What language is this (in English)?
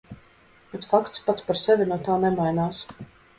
Latvian